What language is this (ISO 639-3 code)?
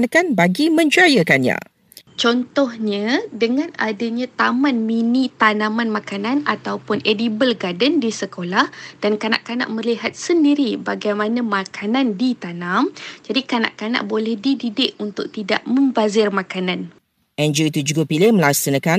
msa